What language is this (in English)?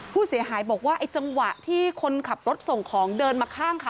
Thai